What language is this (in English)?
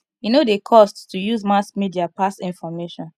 Nigerian Pidgin